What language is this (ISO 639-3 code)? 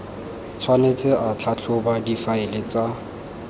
tsn